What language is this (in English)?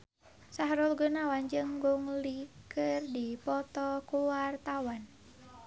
Sundanese